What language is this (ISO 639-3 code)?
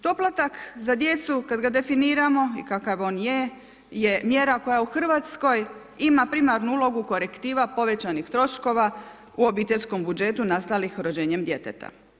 hrv